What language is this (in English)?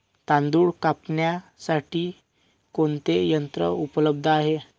Marathi